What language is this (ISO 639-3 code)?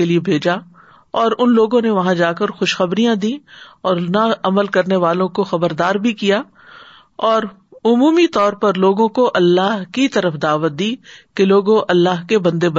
urd